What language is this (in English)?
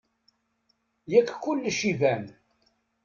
Kabyle